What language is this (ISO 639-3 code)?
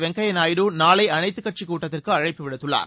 tam